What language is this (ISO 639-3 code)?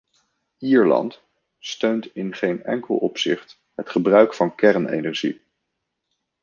nld